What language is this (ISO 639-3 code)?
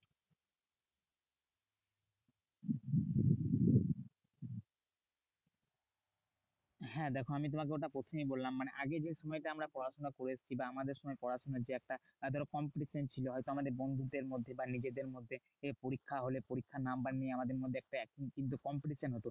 ben